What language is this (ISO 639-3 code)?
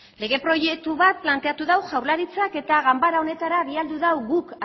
eus